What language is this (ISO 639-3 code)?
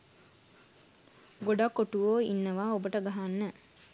sin